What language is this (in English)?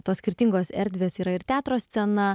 Lithuanian